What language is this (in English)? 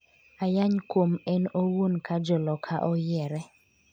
Luo (Kenya and Tanzania)